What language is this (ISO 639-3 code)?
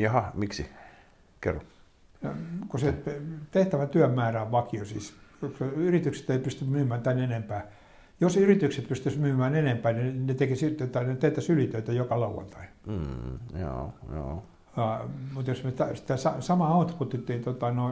fin